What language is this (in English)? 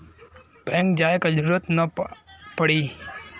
Bhojpuri